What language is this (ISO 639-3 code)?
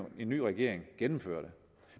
dan